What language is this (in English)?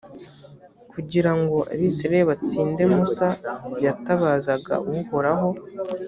Kinyarwanda